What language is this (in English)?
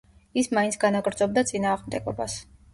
Georgian